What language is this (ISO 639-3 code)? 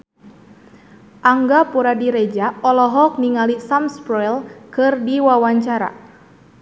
sun